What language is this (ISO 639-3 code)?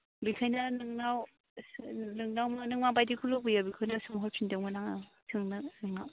brx